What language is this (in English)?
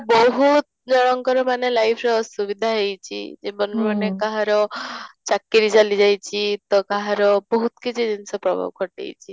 Odia